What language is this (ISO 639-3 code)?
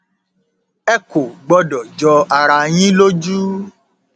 yor